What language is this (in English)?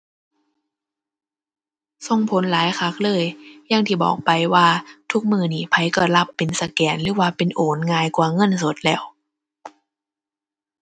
Thai